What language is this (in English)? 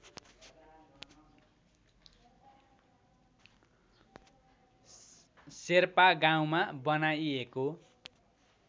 Nepali